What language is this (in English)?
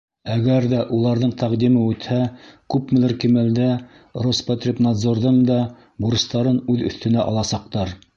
Bashkir